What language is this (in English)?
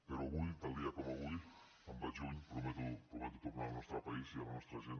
Catalan